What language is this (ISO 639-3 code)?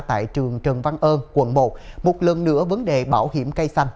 vie